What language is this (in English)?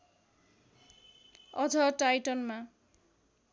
Nepali